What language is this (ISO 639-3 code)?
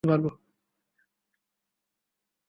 ben